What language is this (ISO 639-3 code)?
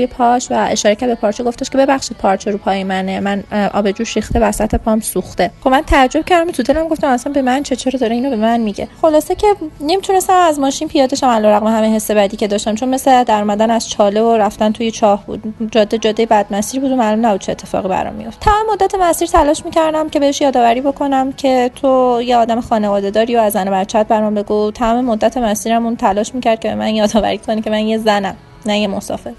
fas